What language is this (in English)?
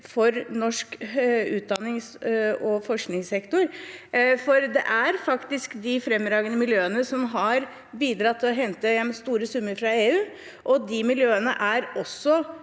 Norwegian